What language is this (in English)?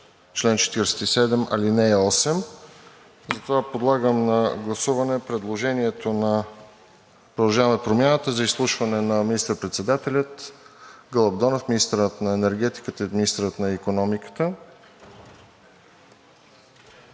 Bulgarian